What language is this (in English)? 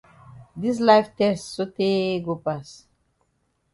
Cameroon Pidgin